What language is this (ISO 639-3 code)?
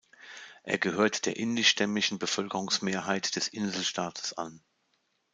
deu